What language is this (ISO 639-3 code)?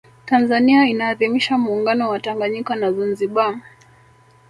swa